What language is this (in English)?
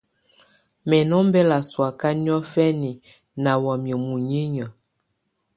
Tunen